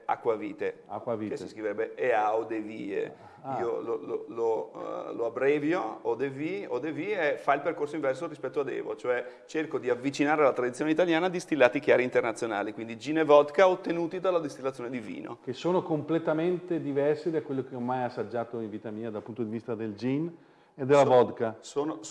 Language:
Italian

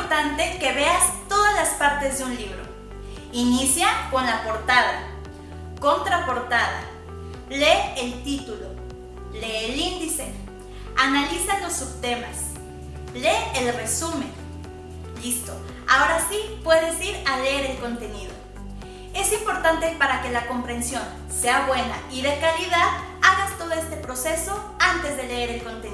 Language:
Spanish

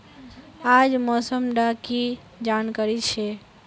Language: Magahi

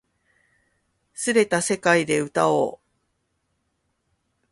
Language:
Japanese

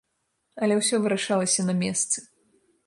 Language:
Belarusian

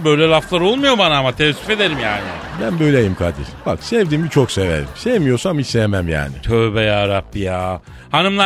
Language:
Turkish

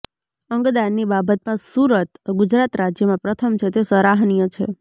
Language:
Gujarati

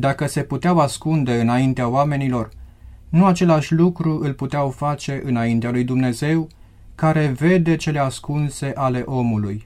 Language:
Romanian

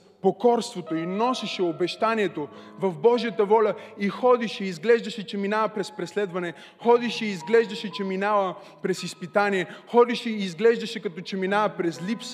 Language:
Bulgarian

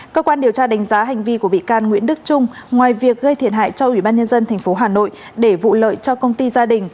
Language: Vietnamese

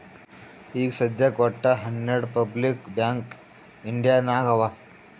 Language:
Kannada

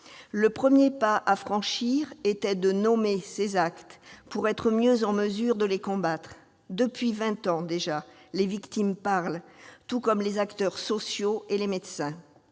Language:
French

